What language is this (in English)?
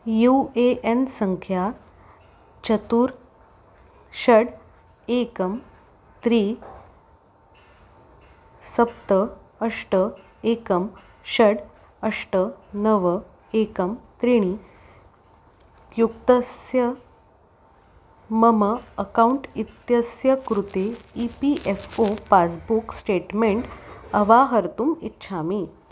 Sanskrit